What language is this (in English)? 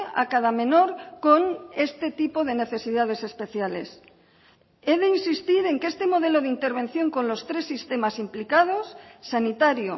Spanish